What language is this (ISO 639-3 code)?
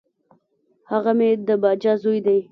pus